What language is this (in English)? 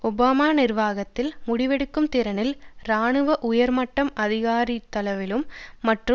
Tamil